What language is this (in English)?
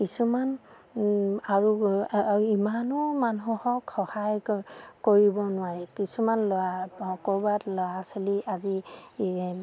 Assamese